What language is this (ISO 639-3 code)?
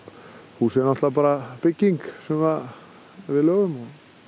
isl